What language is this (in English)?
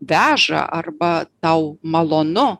Lithuanian